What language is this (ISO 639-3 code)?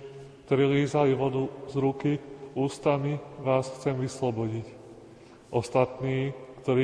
slk